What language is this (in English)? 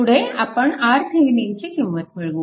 Marathi